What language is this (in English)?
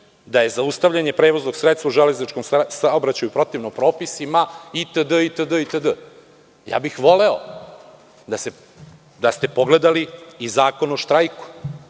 Serbian